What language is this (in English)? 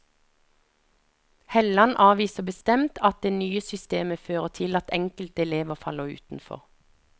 Norwegian